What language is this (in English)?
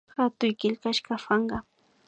Imbabura Highland Quichua